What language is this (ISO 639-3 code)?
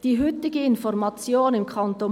gsw